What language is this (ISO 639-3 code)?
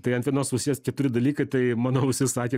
lit